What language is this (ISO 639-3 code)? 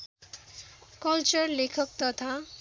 nep